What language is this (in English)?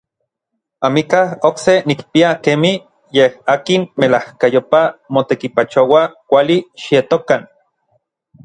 Orizaba Nahuatl